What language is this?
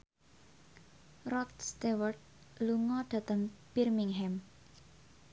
Javanese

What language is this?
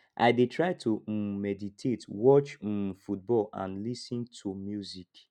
Nigerian Pidgin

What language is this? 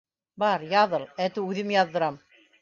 Bashkir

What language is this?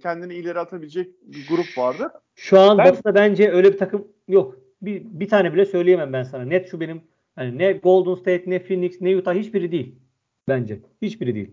Turkish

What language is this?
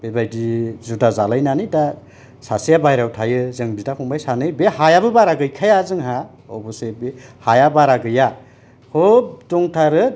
Bodo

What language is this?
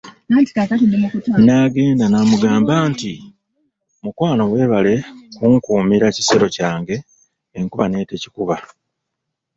Ganda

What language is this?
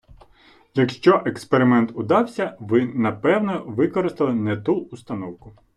Ukrainian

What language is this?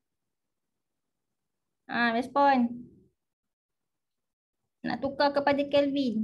Malay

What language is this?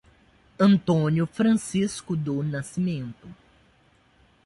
Portuguese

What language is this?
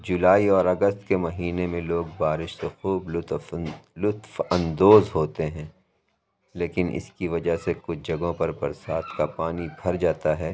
Urdu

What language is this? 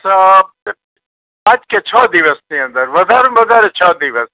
Gujarati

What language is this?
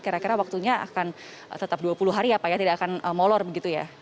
Indonesian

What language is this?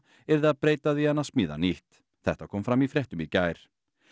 Icelandic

